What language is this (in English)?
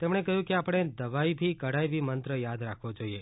Gujarati